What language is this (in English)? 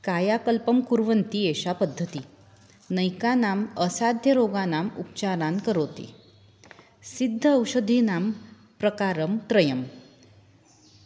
Sanskrit